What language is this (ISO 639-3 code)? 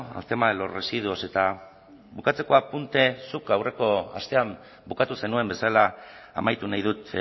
eus